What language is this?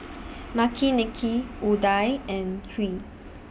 English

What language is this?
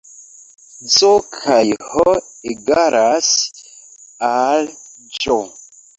Esperanto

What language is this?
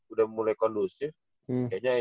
Indonesian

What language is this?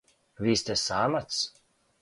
Serbian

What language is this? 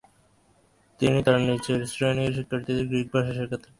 Bangla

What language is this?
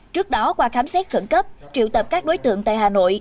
Vietnamese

